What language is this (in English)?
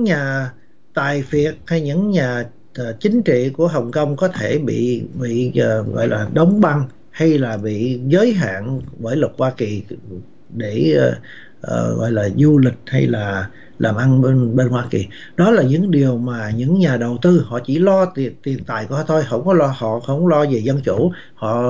Vietnamese